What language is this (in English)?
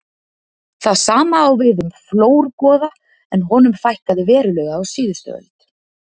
Icelandic